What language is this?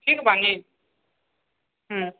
Maithili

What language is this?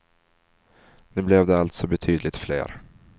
Swedish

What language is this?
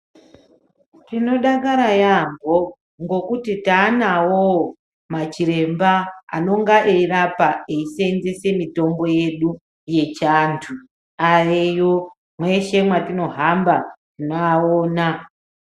Ndau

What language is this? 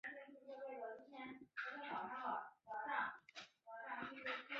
Chinese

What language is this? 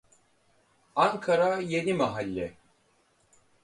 Turkish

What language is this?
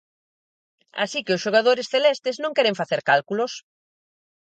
Galician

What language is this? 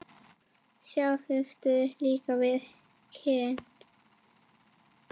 Icelandic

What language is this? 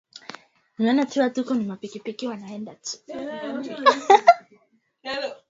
Swahili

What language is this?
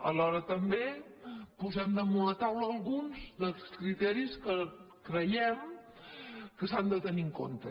Catalan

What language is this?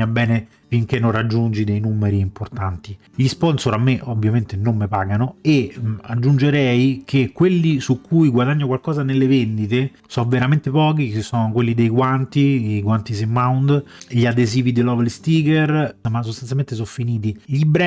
Italian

